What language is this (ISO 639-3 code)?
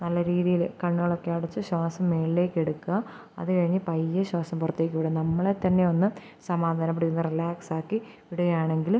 mal